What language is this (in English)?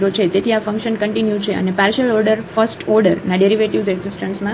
Gujarati